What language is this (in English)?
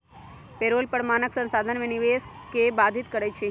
Magahi